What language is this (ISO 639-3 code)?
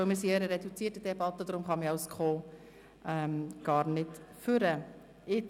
gsw